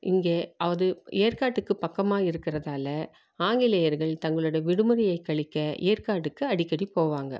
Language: Tamil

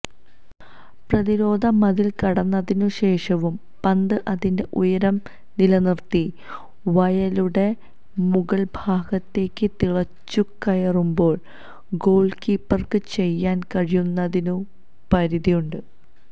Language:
Malayalam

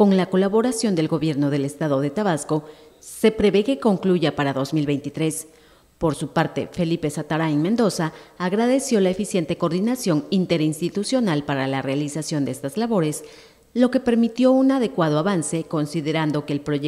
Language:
Spanish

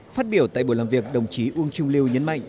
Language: Vietnamese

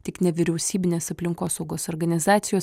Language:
Lithuanian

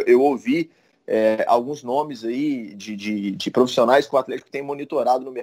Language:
Portuguese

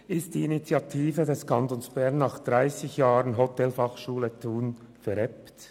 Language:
Swiss German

